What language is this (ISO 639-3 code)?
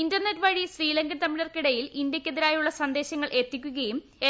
mal